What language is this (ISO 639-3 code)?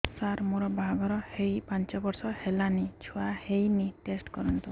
ori